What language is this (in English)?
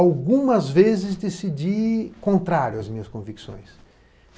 Portuguese